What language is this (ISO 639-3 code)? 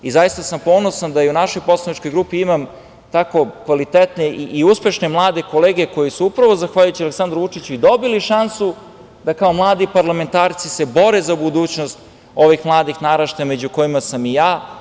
srp